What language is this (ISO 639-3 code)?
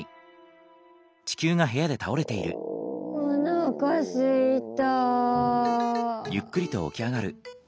jpn